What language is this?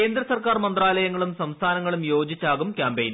Malayalam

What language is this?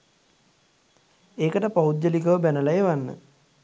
Sinhala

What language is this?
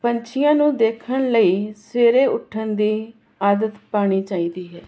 Punjabi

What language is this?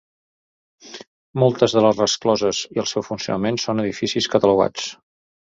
Catalan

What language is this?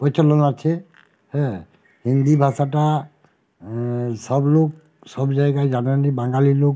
Bangla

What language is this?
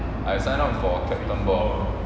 English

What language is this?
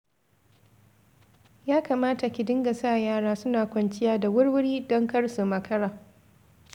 Hausa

